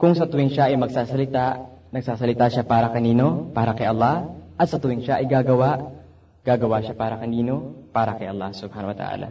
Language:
Filipino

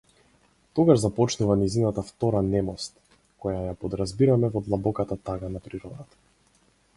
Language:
Macedonian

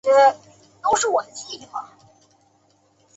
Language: Chinese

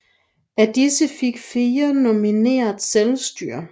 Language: Danish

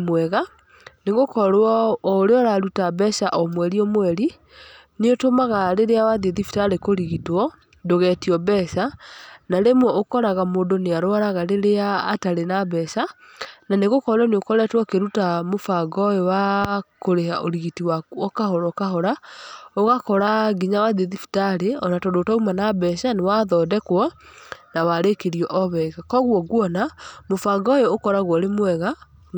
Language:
Kikuyu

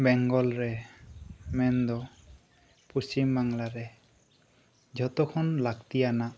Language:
Santali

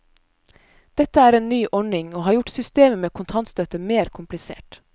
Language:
Norwegian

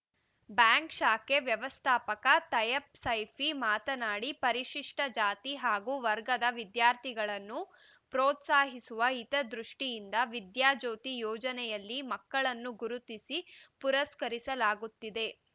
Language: Kannada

